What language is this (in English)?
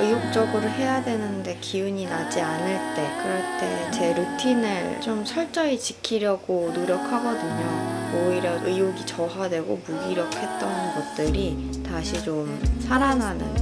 Korean